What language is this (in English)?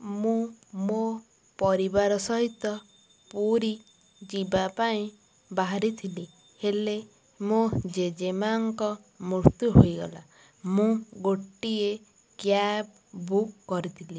Odia